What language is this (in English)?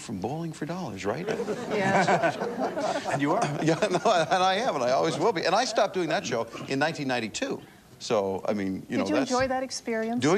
English